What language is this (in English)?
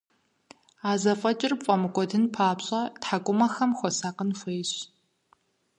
Kabardian